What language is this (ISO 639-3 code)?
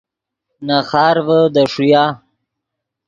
ydg